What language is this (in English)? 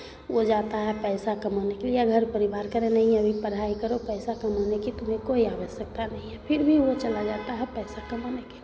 Hindi